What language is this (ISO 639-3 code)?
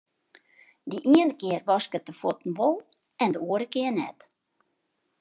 fry